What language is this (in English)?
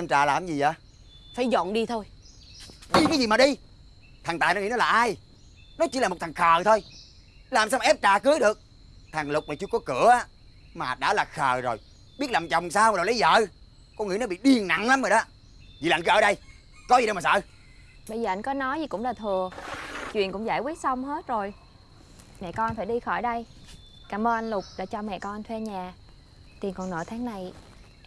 Vietnamese